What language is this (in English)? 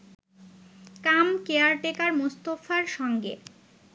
Bangla